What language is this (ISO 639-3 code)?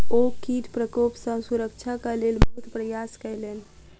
mai